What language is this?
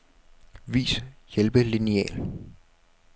Danish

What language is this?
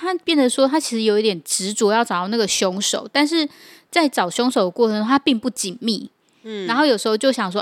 Chinese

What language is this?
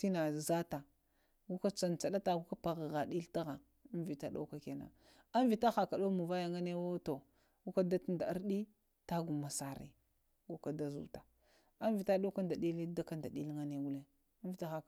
Lamang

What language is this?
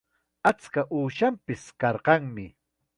Chiquián Ancash Quechua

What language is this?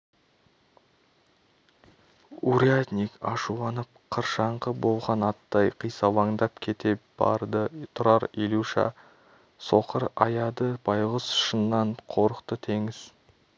Kazakh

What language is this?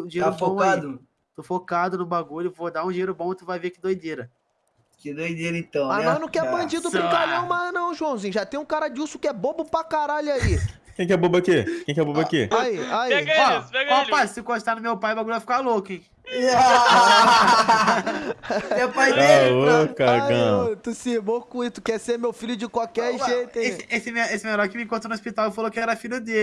Portuguese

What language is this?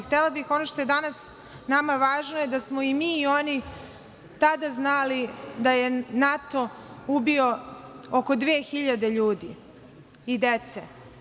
Serbian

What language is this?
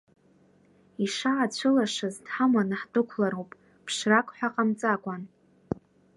Abkhazian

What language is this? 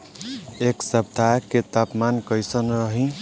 Bhojpuri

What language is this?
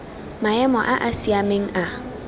Tswana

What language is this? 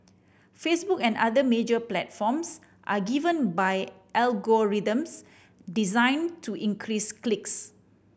English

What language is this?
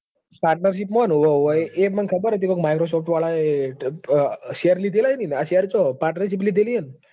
Gujarati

